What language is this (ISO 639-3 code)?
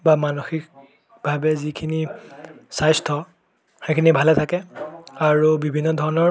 asm